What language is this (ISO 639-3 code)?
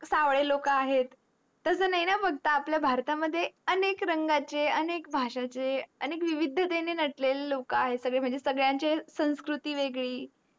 mar